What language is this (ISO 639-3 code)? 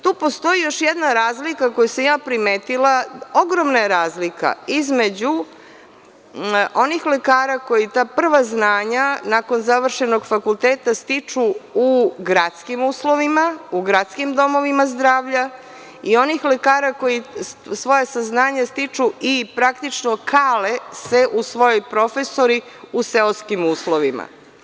srp